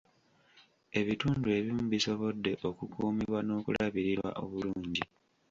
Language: Ganda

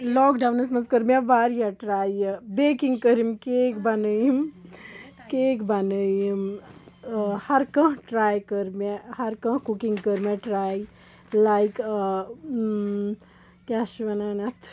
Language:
Kashmiri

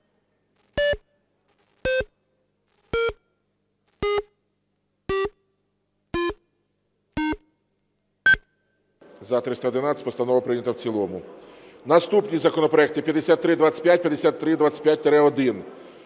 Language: Ukrainian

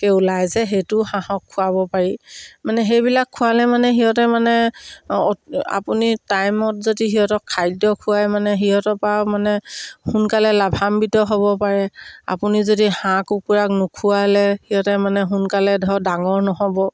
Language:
Assamese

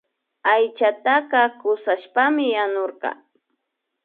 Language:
Imbabura Highland Quichua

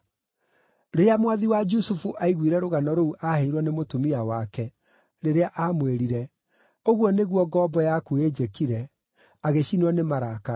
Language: Kikuyu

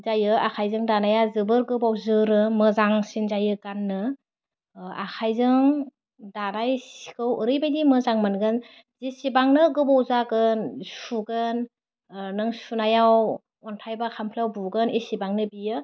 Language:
Bodo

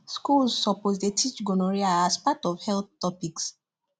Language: Nigerian Pidgin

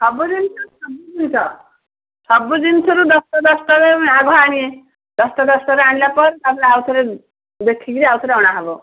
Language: Odia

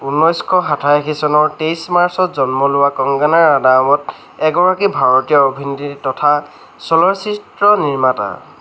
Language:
Assamese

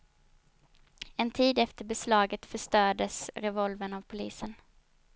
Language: Swedish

